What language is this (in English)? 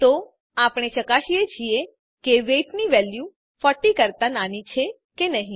Gujarati